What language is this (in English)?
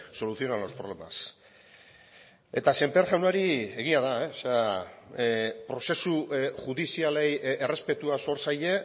Basque